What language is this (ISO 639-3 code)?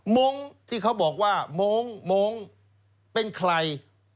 tha